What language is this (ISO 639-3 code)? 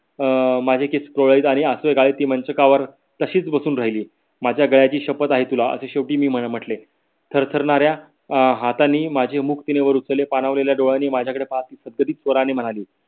mar